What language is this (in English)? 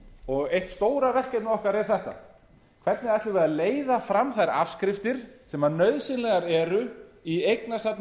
Icelandic